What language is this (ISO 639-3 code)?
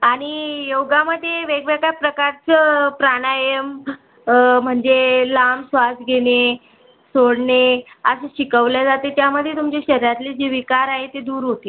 mar